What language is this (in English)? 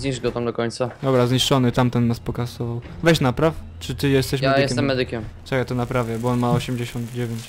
Polish